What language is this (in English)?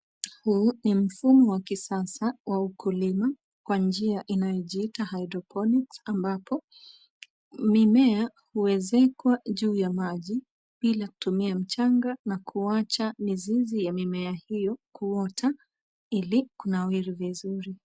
Swahili